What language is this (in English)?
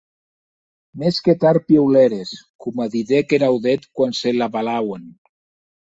Occitan